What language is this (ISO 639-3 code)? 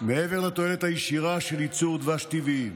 heb